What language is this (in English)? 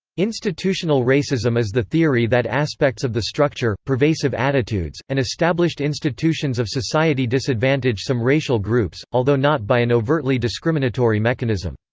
English